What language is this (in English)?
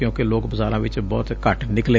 Punjabi